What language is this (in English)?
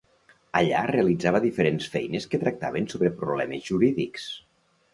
Catalan